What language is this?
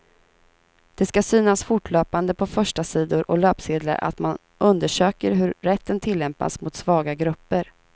Swedish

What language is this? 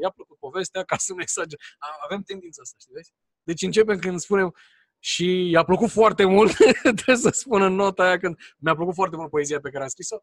Romanian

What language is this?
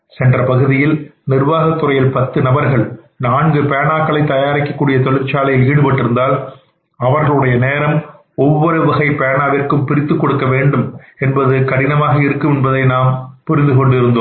Tamil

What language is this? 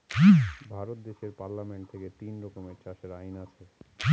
Bangla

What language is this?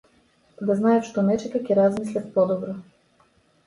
Macedonian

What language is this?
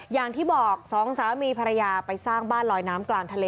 Thai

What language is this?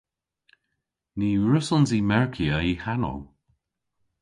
Cornish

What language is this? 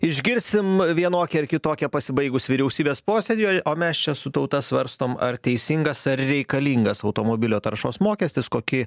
Lithuanian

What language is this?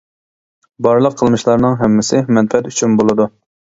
Uyghur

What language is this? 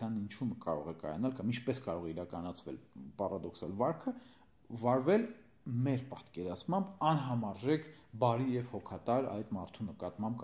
Romanian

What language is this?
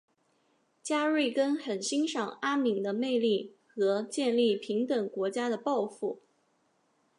Chinese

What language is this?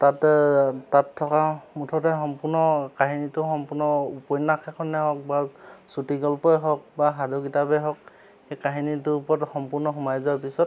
Assamese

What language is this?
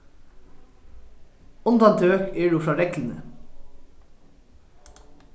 Faroese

